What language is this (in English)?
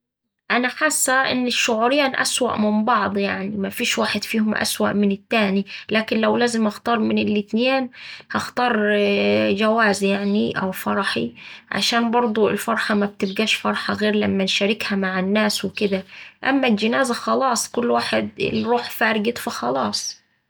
Saidi Arabic